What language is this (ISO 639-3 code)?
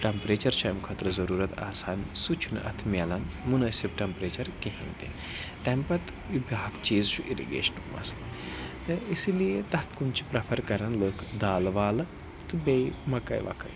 kas